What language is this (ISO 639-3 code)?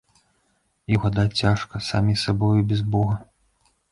bel